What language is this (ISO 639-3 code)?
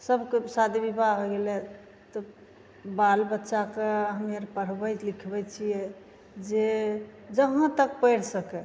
mai